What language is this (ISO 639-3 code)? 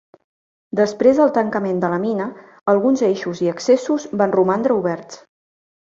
cat